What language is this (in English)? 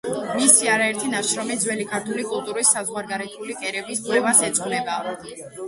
Georgian